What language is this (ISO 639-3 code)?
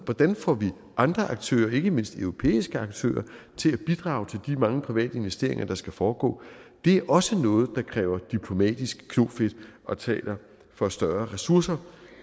dan